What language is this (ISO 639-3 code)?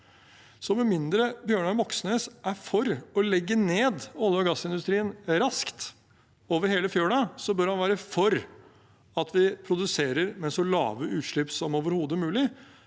nor